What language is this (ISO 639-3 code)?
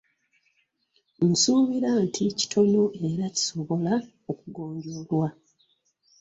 lug